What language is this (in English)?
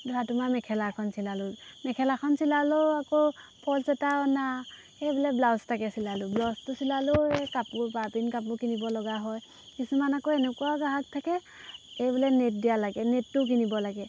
Assamese